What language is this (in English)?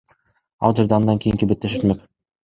Kyrgyz